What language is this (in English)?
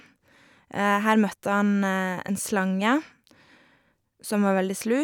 Norwegian